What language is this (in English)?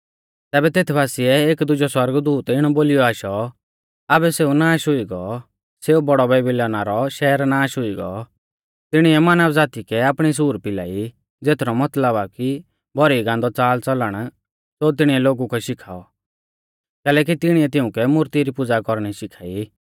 Mahasu Pahari